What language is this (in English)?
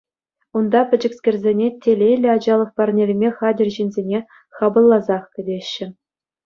Chuvash